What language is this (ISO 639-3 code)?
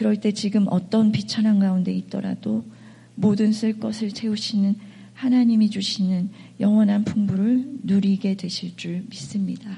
kor